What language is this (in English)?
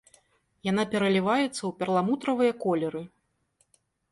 Belarusian